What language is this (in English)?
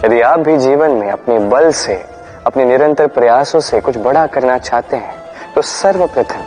Hindi